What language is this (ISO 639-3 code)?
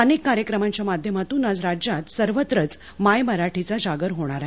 mar